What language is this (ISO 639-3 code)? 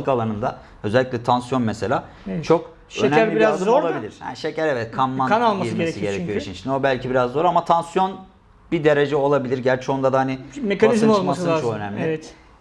tur